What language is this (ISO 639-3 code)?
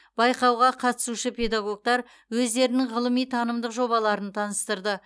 kaz